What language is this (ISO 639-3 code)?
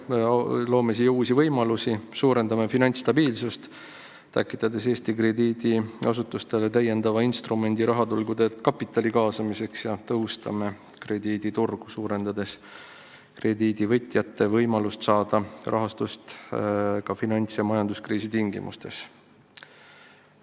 est